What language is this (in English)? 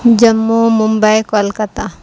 Urdu